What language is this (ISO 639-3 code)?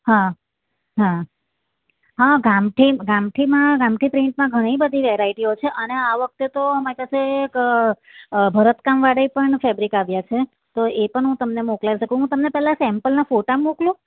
guj